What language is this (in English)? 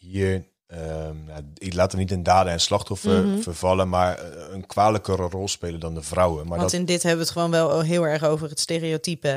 Dutch